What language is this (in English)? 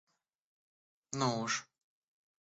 Russian